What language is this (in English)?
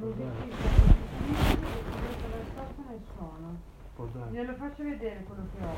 Italian